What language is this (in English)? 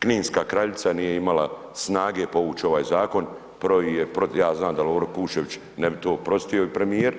Croatian